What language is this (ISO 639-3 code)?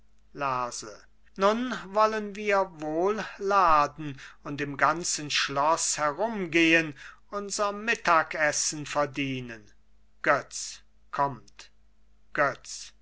deu